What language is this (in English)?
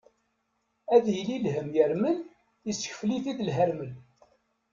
Kabyle